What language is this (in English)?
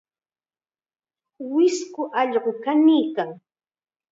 Chiquián Ancash Quechua